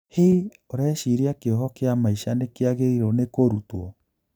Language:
Kikuyu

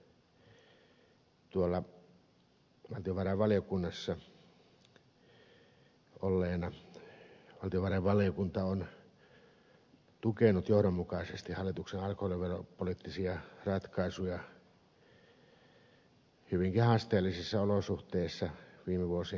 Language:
Finnish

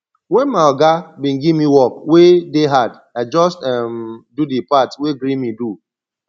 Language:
Nigerian Pidgin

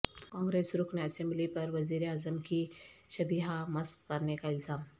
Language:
Urdu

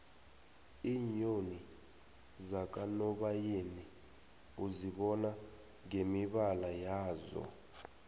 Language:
South Ndebele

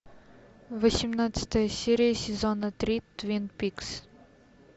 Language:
Russian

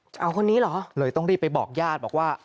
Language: Thai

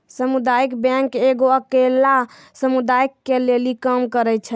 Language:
Maithili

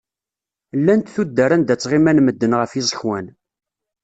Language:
Kabyle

